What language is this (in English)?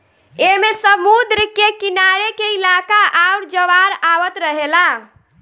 Bhojpuri